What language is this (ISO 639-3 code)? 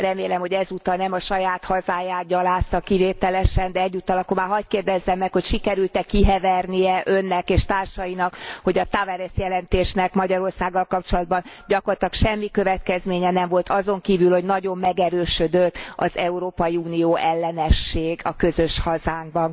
hun